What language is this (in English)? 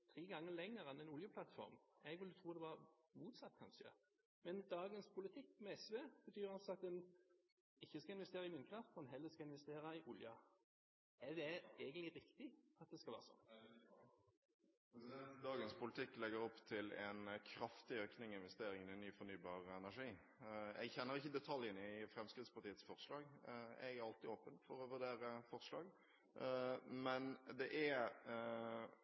Norwegian Bokmål